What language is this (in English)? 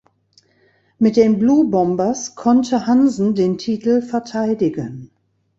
German